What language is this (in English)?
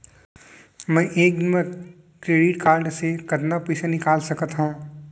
Chhattisgarhi